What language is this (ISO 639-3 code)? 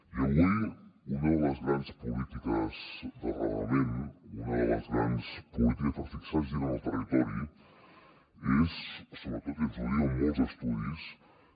cat